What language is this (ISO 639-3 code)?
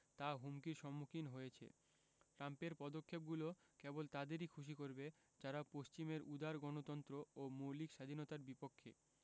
ben